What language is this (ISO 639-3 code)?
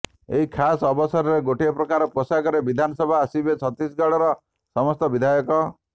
ori